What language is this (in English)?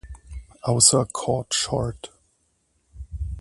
German